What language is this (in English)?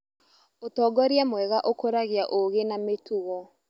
Kikuyu